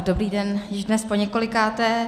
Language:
Czech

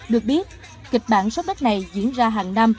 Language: Vietnamese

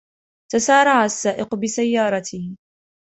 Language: Arabic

